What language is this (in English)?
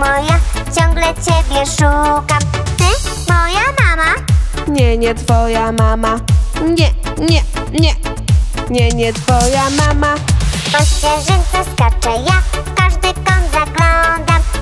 Polish